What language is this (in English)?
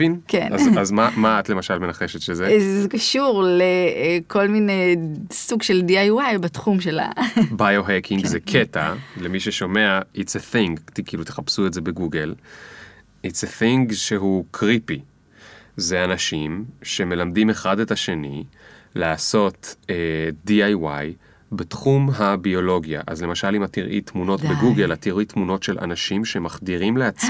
Hebrew